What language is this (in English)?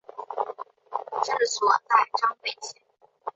Chinese